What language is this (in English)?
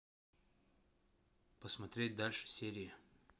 Russian